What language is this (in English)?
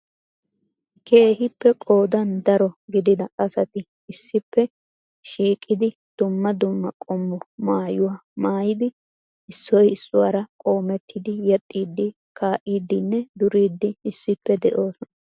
Wolaytta